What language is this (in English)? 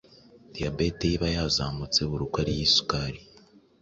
Kinyarwanda